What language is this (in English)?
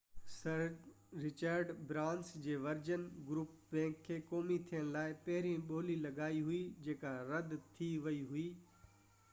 Sindhi